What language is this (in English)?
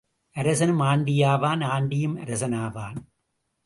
Tamil